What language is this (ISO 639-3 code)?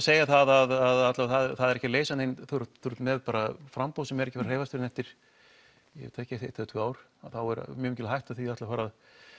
isl